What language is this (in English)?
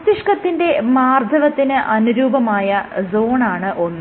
Malayalam